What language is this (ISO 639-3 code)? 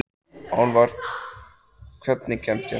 isl